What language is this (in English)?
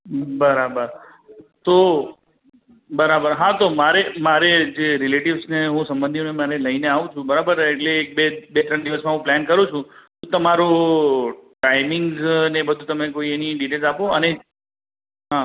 Gujarati